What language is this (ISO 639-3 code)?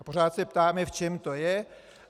ces